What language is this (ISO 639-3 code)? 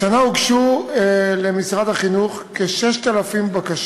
heb